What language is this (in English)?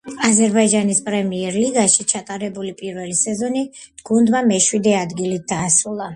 Georgian